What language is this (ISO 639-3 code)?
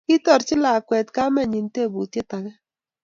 kln